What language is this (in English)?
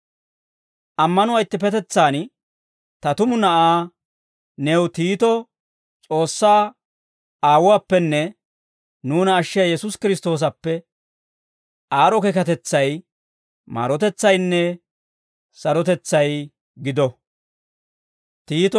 Dawro